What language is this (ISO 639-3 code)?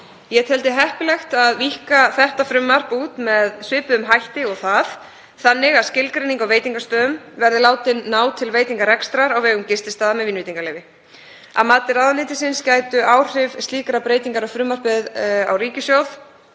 isl